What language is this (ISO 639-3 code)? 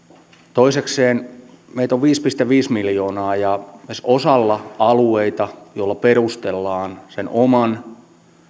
fin